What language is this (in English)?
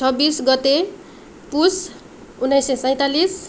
Nepali